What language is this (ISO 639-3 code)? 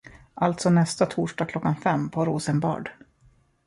swe